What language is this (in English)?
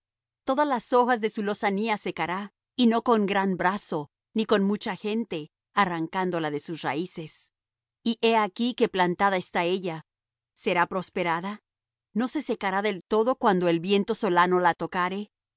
Spanish